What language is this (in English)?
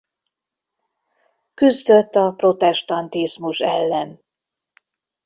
Hungarian